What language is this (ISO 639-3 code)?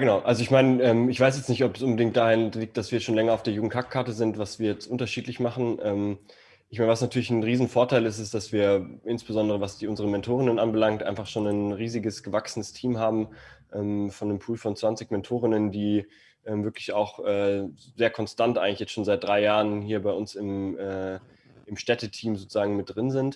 deu